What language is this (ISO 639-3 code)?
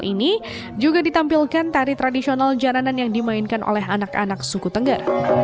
ind